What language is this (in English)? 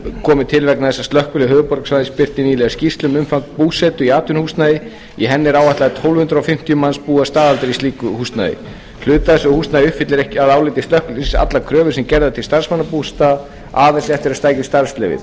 Icelandic